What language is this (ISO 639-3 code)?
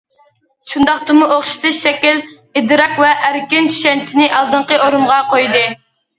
uig